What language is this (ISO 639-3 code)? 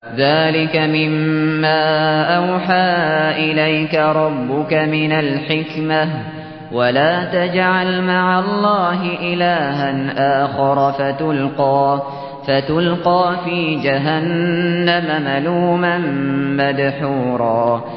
ara